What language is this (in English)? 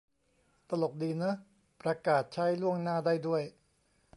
Thai